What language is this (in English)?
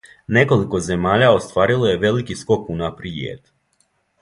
Serbian